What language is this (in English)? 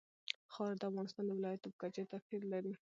Pashto